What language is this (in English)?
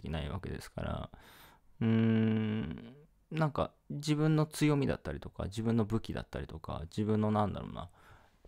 Japanese